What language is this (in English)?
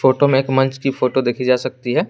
Hindi